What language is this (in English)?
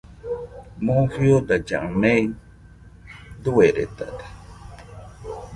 Nüpode Huitoto